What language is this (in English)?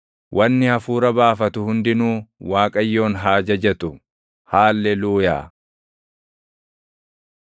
Oromo